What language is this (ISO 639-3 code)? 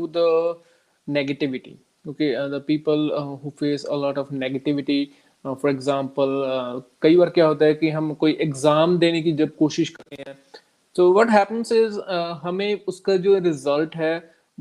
pan